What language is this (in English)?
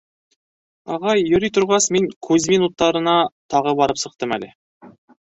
Bashkir